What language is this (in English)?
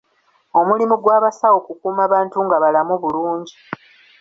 Ganda